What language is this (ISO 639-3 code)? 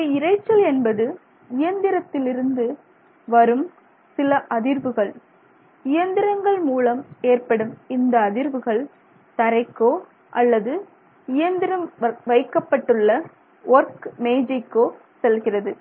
tam